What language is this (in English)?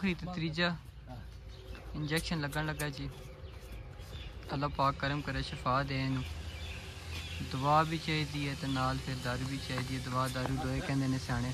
Norwegian